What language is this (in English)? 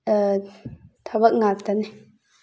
Manipuri